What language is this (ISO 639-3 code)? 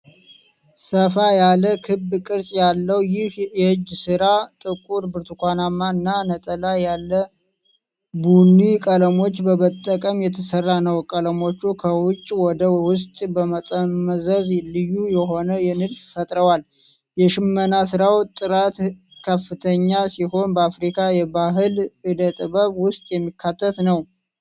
amh